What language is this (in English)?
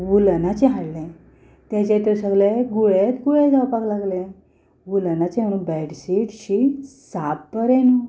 Konkani